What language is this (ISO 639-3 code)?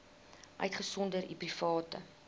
afr